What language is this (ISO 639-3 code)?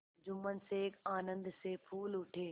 hin